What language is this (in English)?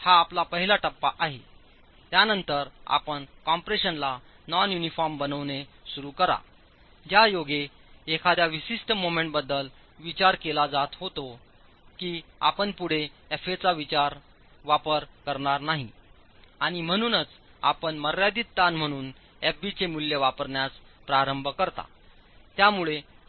Marathi